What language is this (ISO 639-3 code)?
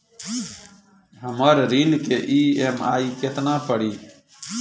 bho